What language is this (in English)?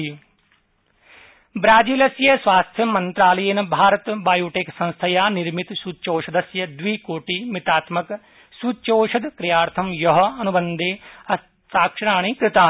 Sanskrit